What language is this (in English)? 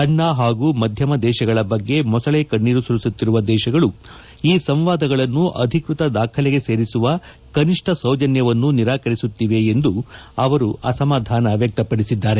Kannada